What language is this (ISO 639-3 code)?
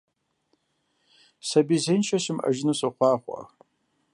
kbd